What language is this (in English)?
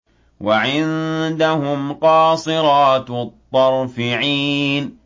Arabic